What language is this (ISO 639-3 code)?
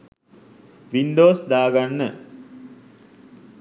sin